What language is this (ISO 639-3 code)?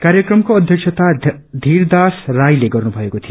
nep